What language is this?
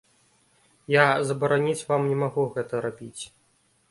Belarusian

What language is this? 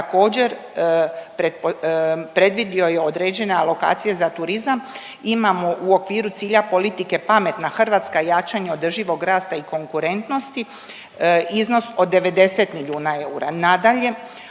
Croatian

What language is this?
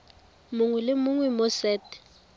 Tswana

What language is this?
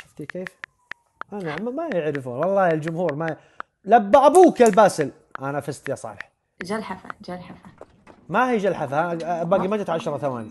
Arabic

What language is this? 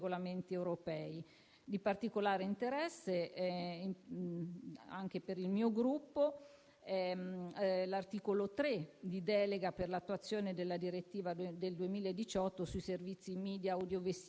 Italian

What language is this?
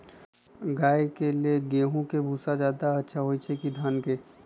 Magahi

